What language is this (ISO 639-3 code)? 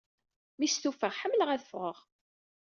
kab